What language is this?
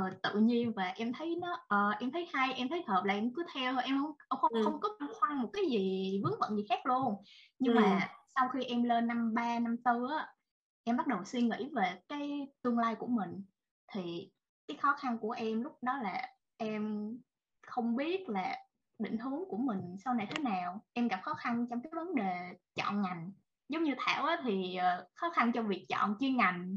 Vietnamese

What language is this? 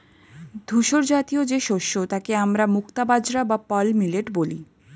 Bangla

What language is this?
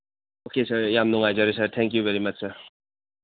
Manipuri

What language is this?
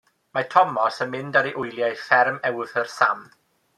Welsh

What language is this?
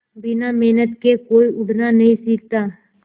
Hindi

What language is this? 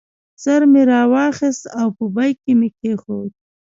Pashto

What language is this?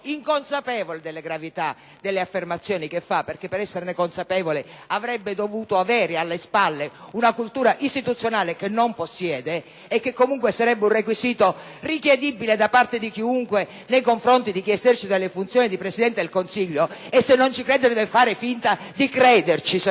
Italian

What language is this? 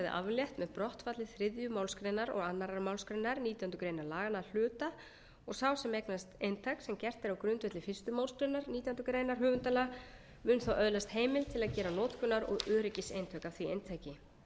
Icelandic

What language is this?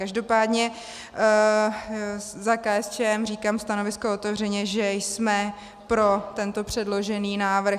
Czech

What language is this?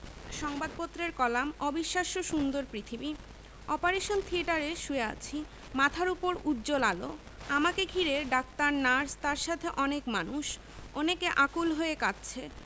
Bangla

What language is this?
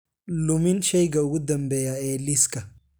Somali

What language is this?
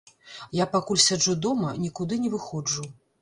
Belarusian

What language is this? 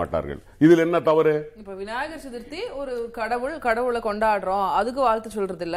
Tamil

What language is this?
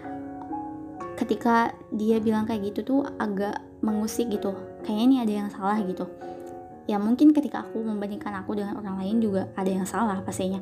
Indonesian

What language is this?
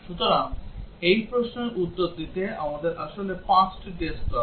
Bangla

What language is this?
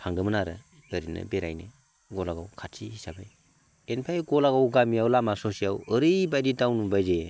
Bodo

